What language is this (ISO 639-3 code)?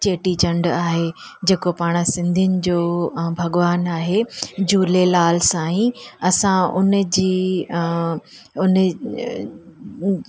snd